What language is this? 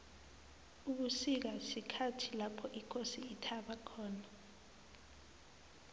South Ndebele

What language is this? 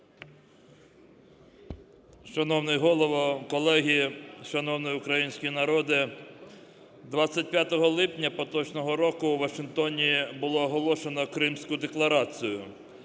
Ukrainian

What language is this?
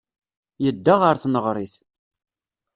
Kabyle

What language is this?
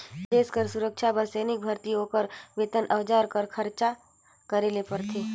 Chhattisgarhi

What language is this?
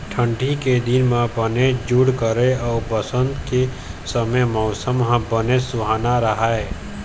Chhattisgarhi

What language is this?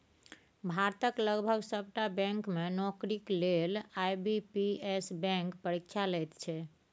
Maithili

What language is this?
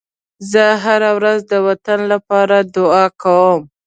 Pashto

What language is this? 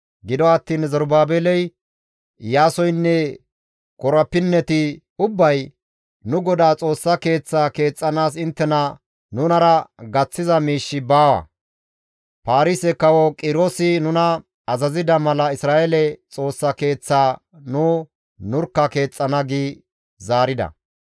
Gamo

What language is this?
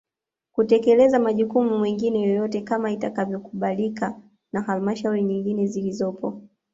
Swahili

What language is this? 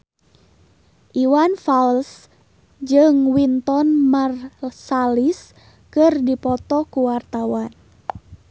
Sundanese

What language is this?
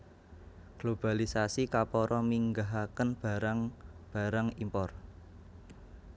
Javanese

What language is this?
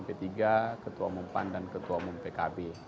Indonesian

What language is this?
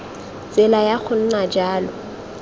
Tswana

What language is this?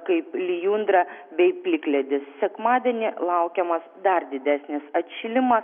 Lithuanian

